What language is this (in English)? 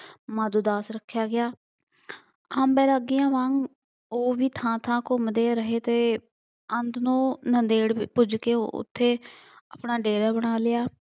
Punjabi